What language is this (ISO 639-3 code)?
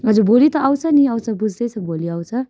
nep